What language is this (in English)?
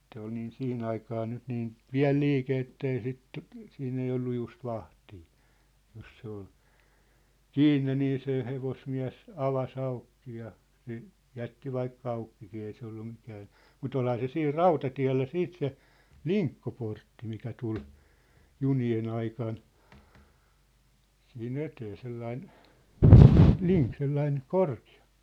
Finnish